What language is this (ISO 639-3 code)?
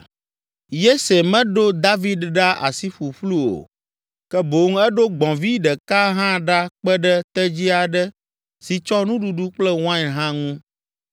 ewe